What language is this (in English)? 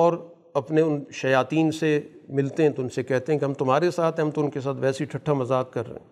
Urdu